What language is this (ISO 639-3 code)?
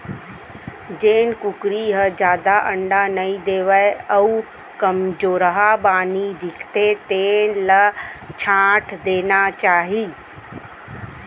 hne